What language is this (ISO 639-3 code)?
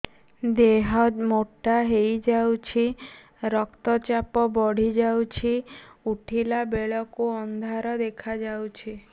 ori